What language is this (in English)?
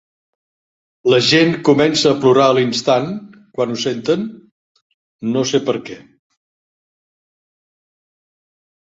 Catalan